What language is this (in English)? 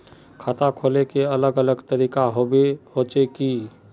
Magahi